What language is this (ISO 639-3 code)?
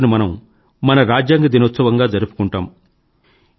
tel